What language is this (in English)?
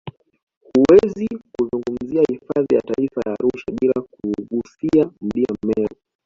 Swahili